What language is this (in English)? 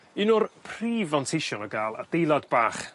Welsh